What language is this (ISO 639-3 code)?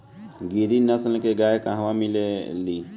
bho